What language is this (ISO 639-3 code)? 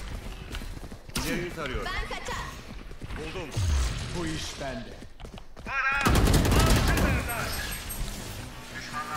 tur